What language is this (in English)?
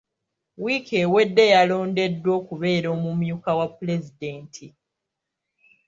Ganda